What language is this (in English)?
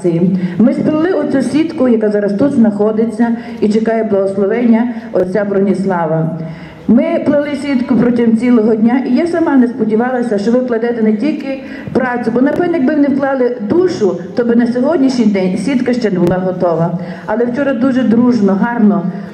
Ukrainian